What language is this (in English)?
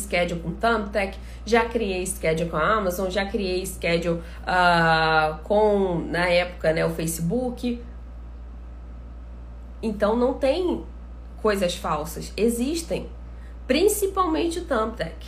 Portuguese